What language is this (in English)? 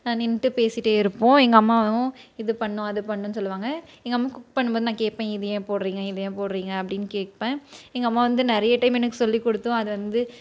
Tamil